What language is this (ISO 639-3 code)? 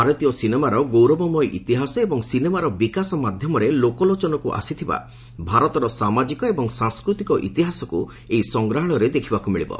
ori